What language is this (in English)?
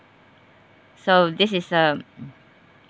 English